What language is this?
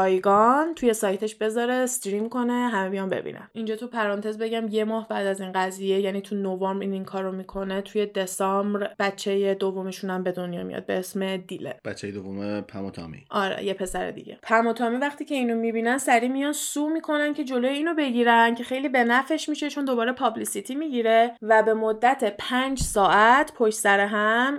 Persian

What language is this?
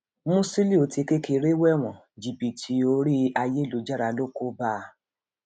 Yoruba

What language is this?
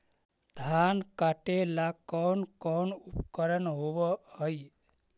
Magahi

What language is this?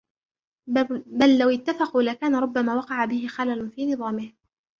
Arabic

